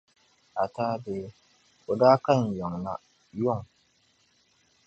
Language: Dagbani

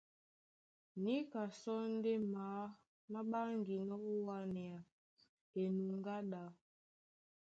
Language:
Duala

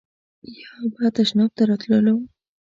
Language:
Pashto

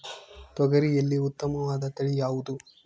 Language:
Kannada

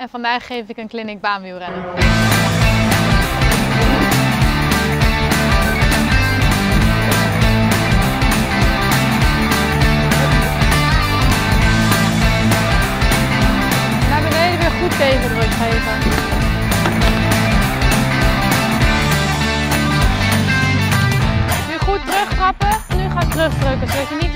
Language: Dutch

